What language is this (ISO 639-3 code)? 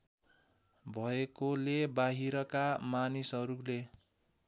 nep